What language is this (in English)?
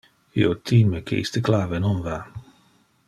Interlingua